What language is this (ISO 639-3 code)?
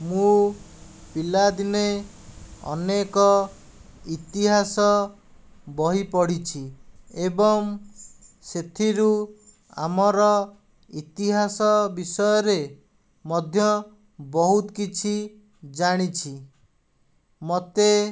ori